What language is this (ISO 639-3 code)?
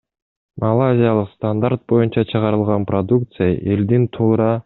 kir